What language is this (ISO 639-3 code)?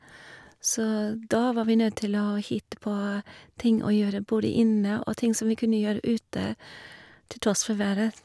nor